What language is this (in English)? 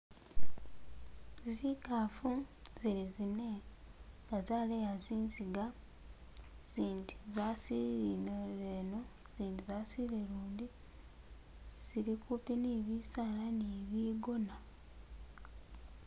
Masaaba